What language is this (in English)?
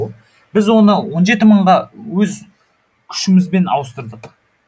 Kazakh